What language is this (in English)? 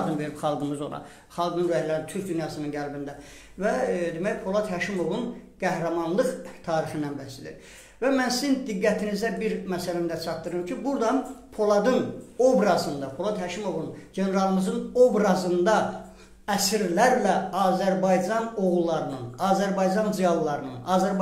Turkish